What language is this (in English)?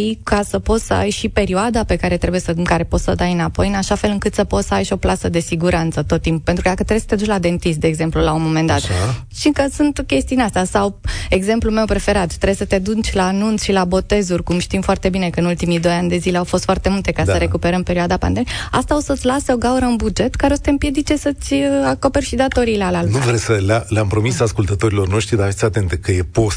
Romanian